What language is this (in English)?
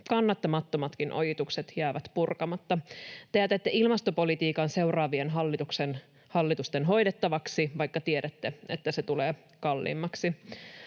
Finnish